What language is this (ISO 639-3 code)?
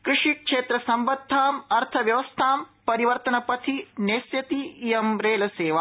san